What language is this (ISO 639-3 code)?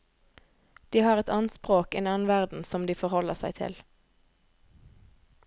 nor